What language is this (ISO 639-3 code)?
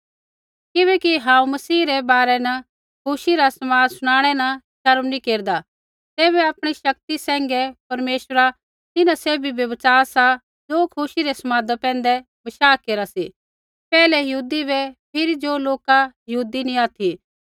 kfx